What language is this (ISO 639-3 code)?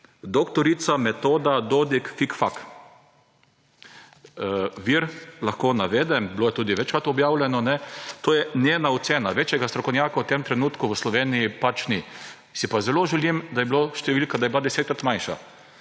slv